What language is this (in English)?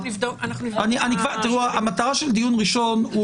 Hebrew